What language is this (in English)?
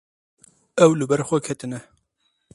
Kurdish